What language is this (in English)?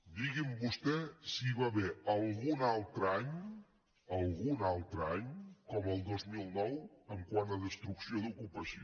Catalan